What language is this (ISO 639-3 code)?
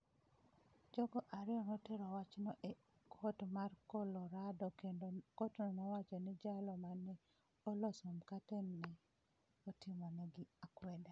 luo